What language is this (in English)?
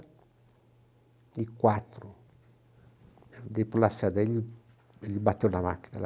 Portuguese